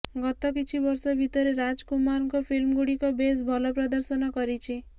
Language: Odia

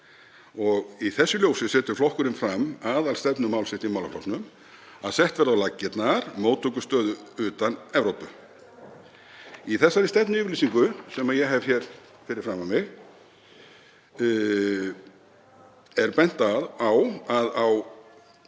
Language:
Icelandic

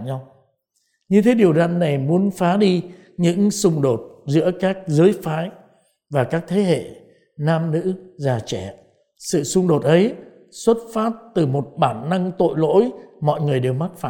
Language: Vietnamese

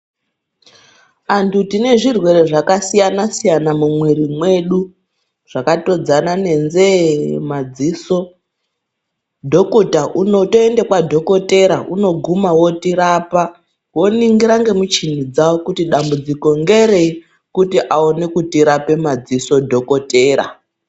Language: Ndau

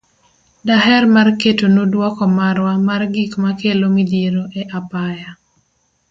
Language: Luo (Kenya and Tanzania)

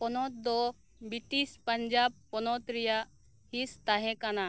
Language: Santali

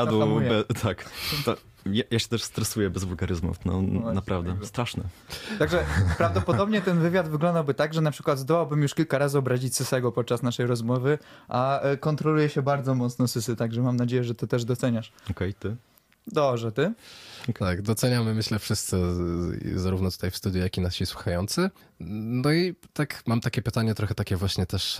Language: Polish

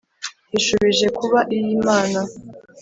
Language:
Kinyarwanda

